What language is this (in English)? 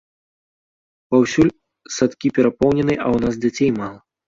Belarusian